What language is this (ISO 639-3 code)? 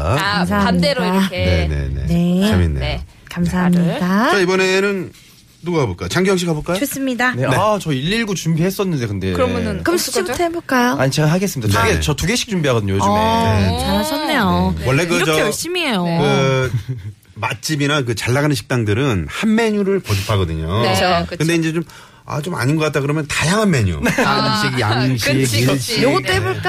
kor